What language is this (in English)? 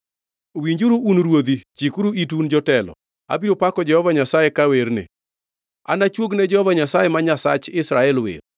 Luo (Kenya and Tanzania)